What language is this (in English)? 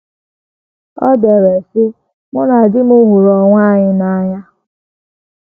Igbo